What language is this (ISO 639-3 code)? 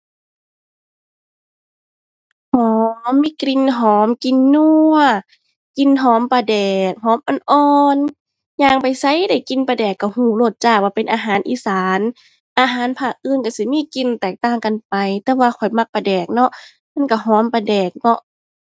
tha